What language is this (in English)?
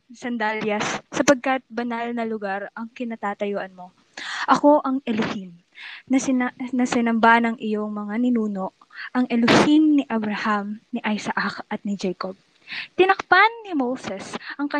Filipino